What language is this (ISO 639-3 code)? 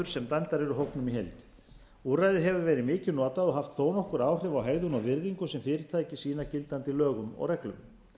isl